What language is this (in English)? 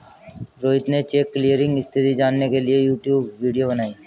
Hindi